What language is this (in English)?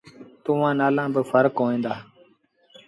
Sindhi Bhil